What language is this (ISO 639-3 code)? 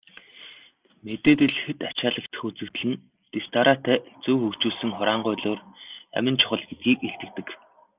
mon